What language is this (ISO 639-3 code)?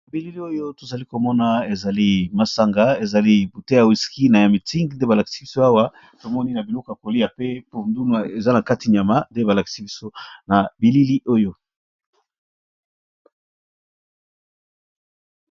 lin